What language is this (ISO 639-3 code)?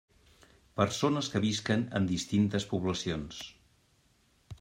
cat